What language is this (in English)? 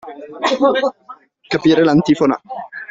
Italian